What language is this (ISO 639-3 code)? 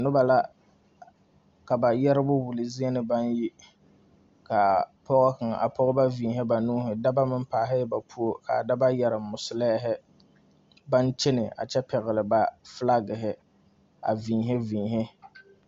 dga